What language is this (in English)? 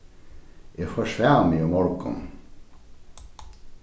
Faroese